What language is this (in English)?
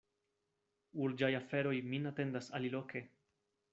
Esperanto